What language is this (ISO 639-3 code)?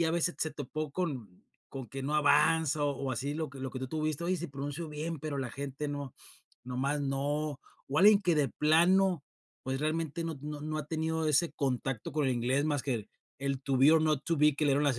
spa